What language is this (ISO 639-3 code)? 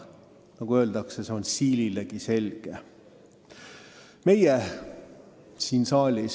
est